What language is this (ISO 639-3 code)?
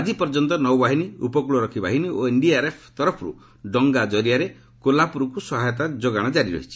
ori